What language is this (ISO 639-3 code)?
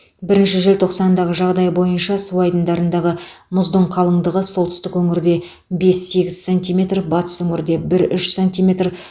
kaz